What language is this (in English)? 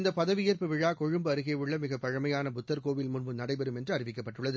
Tamil